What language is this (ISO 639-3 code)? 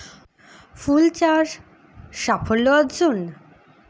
ben